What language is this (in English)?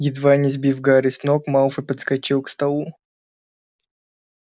Russian